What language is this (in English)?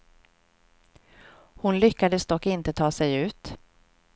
Swedish